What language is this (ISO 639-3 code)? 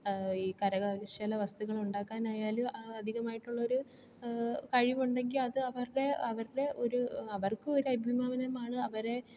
mal